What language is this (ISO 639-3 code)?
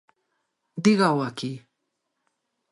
glg